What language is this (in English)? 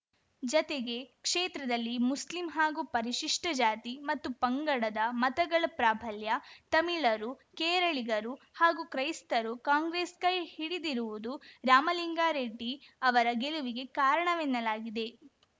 Kannada